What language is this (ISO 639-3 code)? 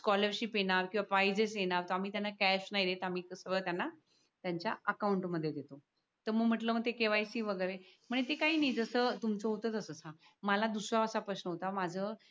mar